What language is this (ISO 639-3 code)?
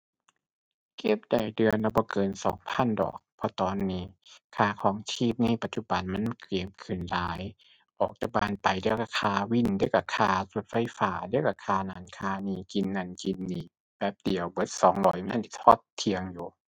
tha